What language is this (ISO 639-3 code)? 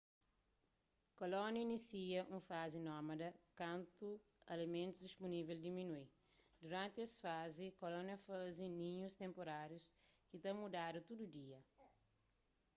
kea